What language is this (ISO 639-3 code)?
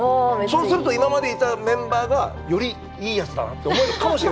jpn